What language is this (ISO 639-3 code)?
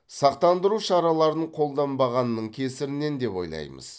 kaz